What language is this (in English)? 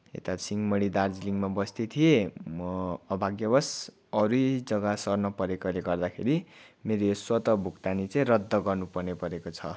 Nepali